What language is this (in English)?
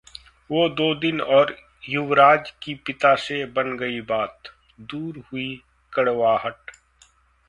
Hindi